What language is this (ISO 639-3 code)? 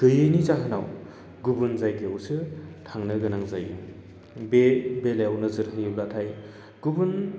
brx